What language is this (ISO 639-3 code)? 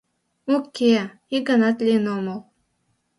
chm